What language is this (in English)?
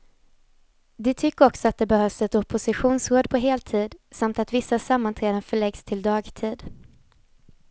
Swedish